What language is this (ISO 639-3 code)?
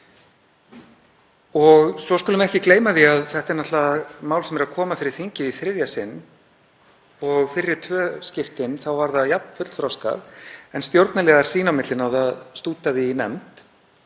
isl